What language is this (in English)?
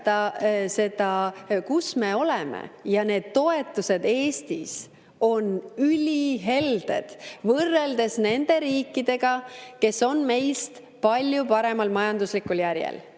Estonian